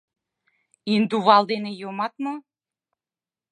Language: Mari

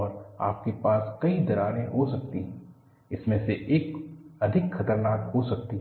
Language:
Hindi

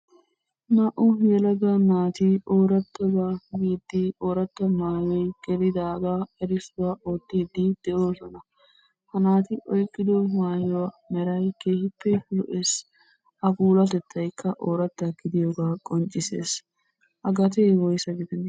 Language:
Wolaytta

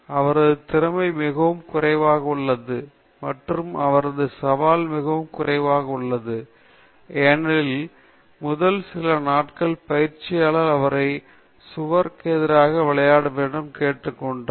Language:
Tamil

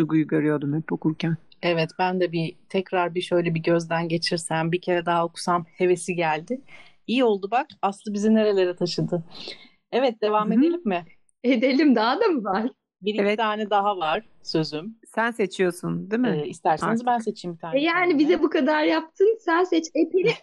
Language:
Turkish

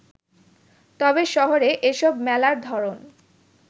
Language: Bangla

